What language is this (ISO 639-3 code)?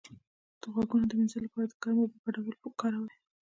pus